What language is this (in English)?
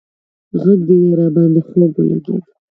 Pashto